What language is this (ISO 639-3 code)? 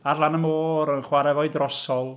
cym